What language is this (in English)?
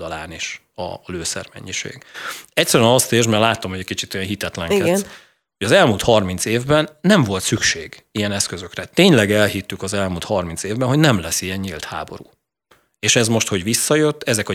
Hungarian